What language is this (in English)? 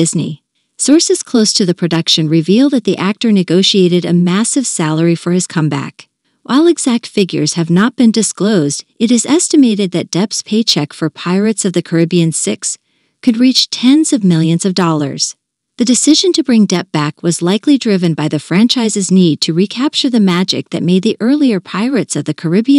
English